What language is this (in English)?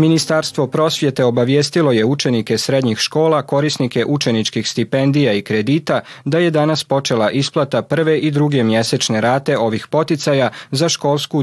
Croatian